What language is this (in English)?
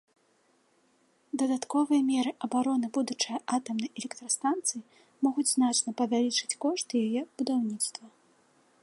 Belarusian